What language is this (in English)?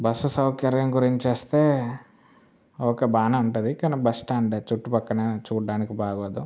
Telugu